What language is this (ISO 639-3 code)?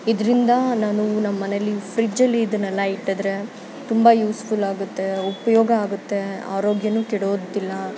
kan